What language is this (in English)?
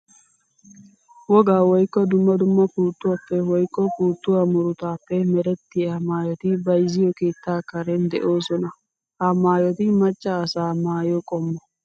Wolaytta